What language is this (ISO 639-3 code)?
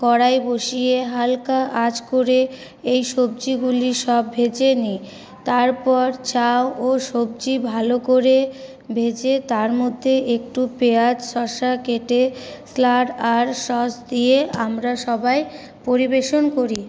ben